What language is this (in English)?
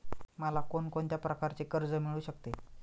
Marathi